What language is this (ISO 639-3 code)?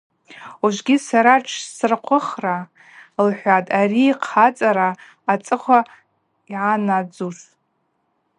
abq